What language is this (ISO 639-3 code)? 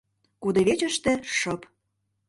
chm